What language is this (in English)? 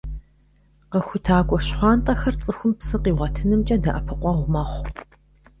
Kabardian